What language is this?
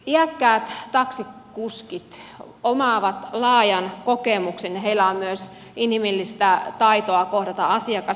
Finnish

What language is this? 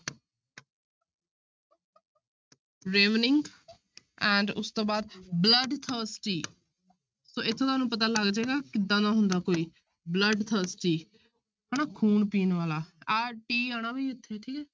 Punjabi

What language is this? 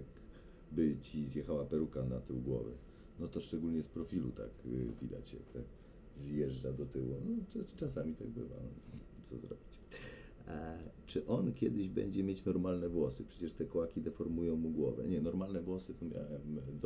Polish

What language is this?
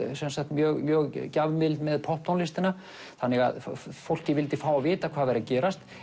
Icelandic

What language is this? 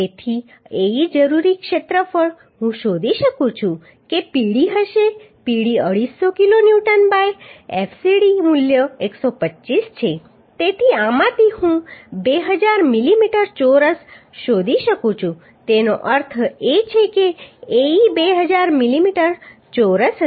Gujarati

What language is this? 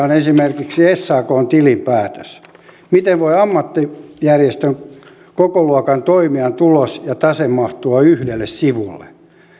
Finnish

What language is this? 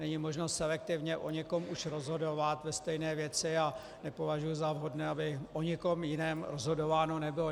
Czech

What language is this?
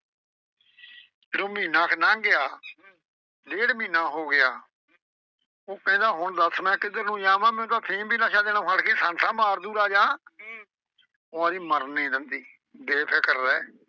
Punjabi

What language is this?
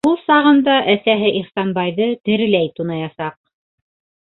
Bashkir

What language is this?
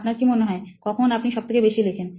Bangla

